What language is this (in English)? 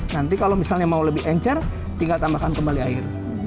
Indonesian